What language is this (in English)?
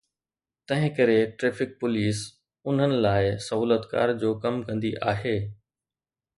Sindhi